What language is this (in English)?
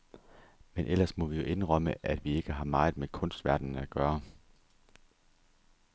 Danish